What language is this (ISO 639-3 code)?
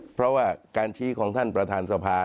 tha